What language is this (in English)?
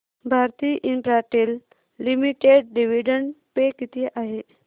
Marathi